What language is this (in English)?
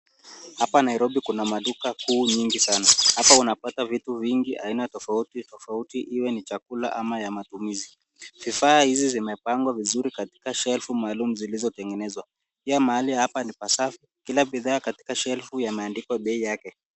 Swahili